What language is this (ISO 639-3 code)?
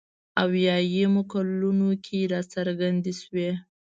pus